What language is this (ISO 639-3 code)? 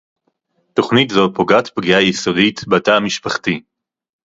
heb